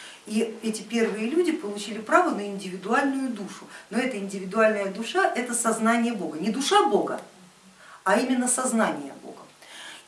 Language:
Russian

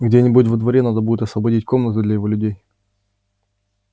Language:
Russian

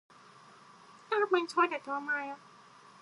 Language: Japanese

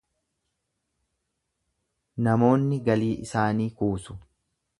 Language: Oromo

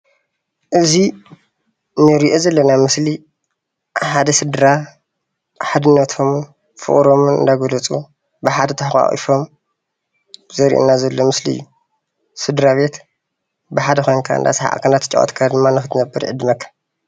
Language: Tigrinya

